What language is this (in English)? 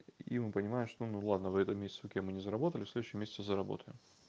Russian